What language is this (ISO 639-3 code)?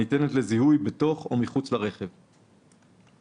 heb